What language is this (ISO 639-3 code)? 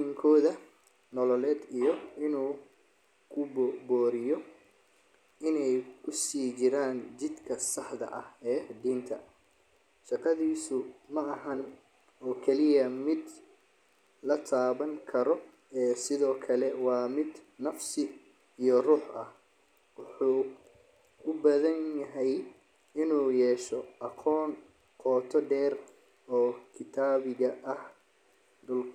som